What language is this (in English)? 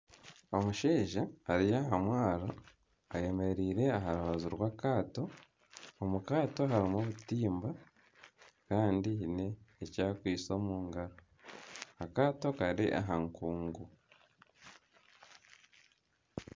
Nyankole